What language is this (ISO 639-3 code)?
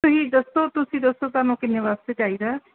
pan